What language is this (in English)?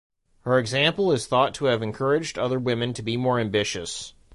English